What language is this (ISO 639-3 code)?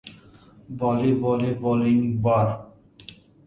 uzb